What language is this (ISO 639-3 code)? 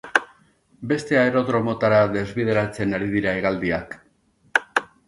eus